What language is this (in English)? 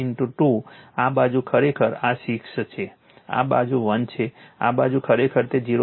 Gujarati